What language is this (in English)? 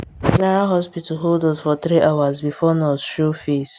Nigerian Pidgin